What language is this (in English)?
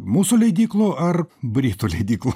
Lithuanian